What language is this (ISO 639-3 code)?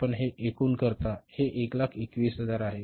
mar